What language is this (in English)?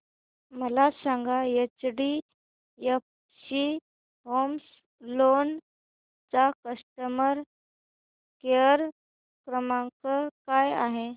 Marathi